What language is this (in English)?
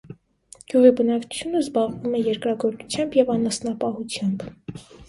Armenian